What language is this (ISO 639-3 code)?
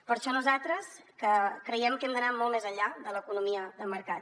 cat